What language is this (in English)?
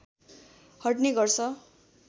Nepali